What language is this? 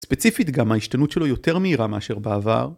Hebrew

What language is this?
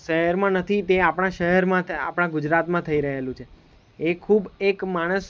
Gujarati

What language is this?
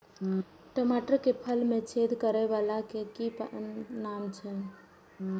Maithili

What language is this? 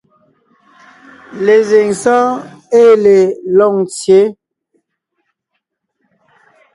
Ngiemboon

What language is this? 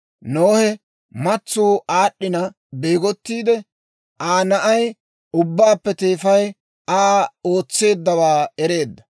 Dawro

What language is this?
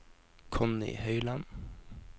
Norwegian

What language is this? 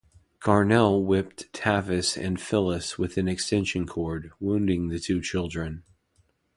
English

